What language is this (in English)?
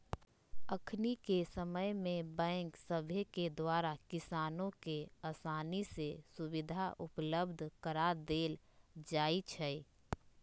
Magahi